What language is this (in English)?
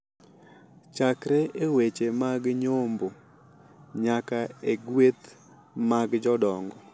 Luo (Kenya and Tanzania)